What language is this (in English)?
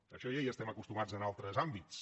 Catalan